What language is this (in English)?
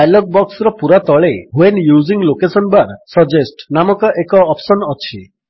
Odia